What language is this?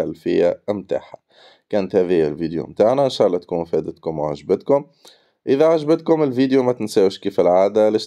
Arabic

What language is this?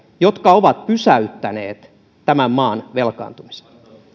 Finnish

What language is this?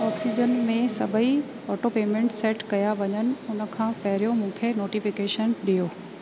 Sindhi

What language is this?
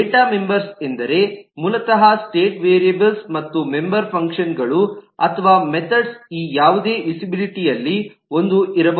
Kannada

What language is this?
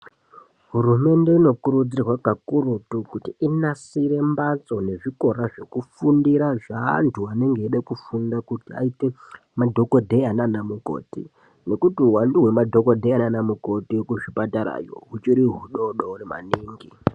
Ndau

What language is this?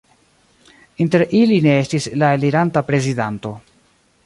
Esperanto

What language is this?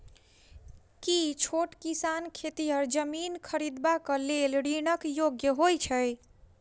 Maithili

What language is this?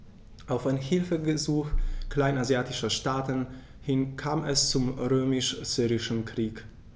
German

